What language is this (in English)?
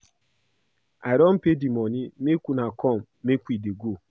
Nigerian Pidgin